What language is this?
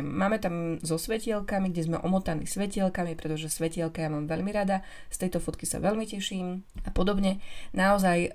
Slovak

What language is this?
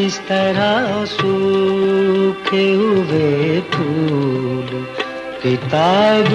Hindi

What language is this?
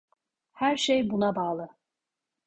Turkish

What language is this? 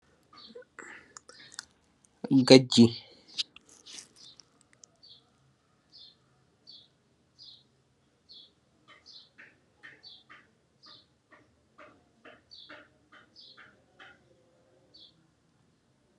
Wolof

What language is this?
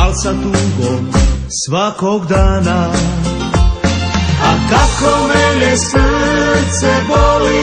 Romanian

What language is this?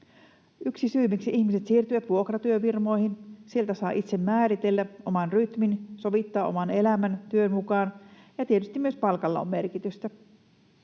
Finnish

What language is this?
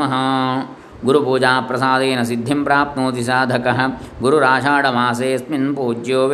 Kannada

